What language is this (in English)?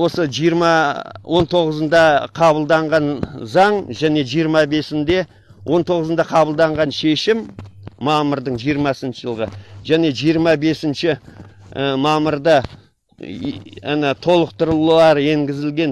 Kazakh